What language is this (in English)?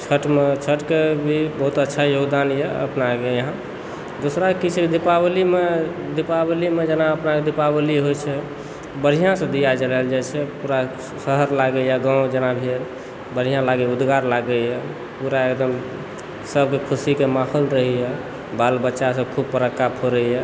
Maithili